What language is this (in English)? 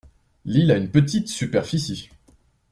French